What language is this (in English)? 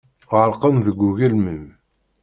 Kabyle